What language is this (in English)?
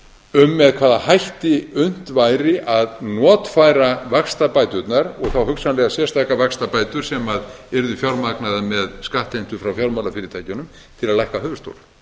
Icelandic